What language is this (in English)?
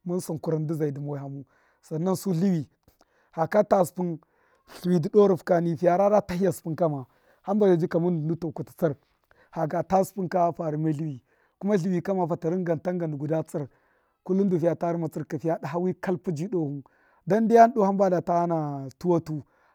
Miya